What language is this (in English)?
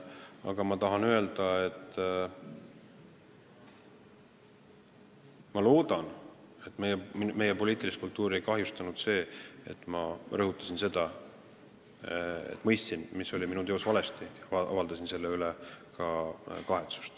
Estonian